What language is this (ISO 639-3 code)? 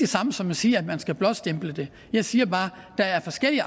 dan